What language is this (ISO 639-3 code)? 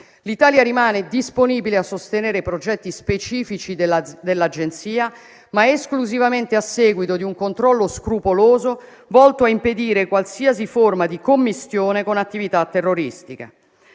ita